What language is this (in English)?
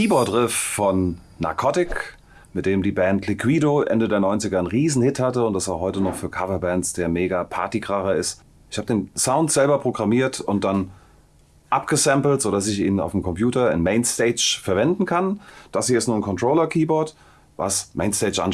German